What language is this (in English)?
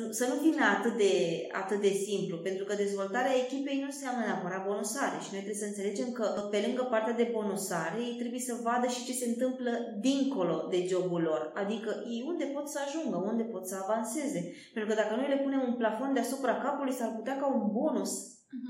Romanian